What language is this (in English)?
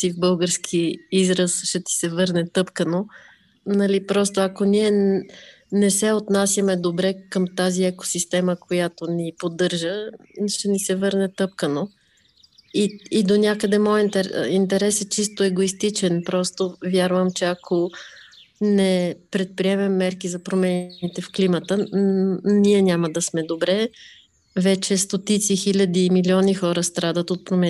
Bulgarian